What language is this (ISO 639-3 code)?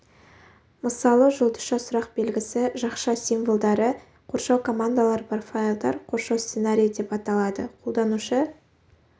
kaz